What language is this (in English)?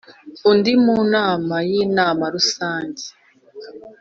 Kinyarwanda